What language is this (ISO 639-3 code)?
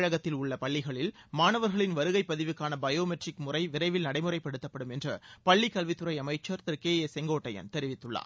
tam